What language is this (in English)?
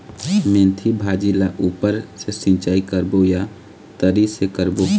Chhattisgarhi